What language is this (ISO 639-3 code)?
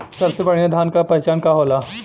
bho